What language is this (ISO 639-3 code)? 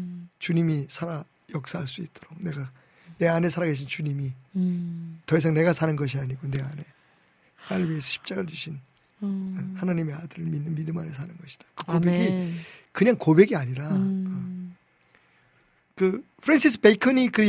kor